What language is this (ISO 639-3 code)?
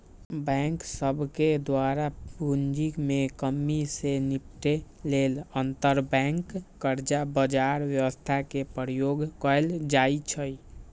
mag